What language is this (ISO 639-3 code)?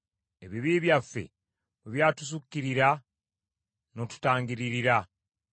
lug